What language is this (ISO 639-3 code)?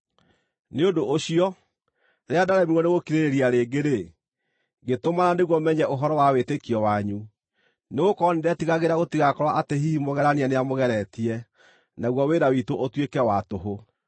kik